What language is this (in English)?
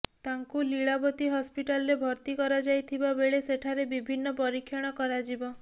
Odia